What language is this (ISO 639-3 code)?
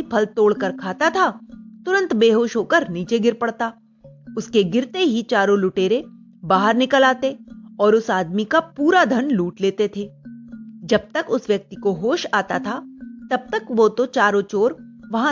hin